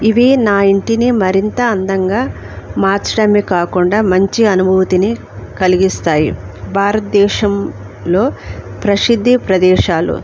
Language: Telugu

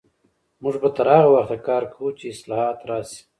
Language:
Pashto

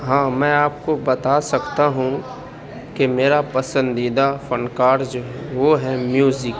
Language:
Urdu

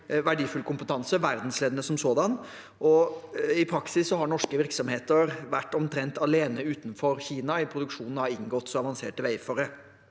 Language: Norwegian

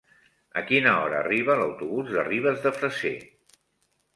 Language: Catalan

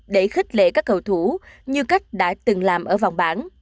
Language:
Vietnamese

